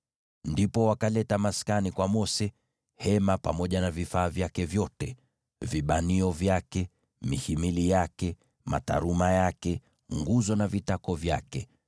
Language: Swahili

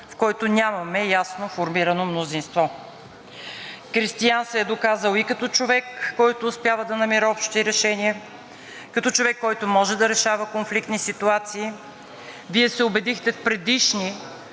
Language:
Bulgarian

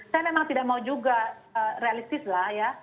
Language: Indonesian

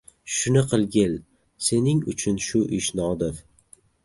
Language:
Uzbek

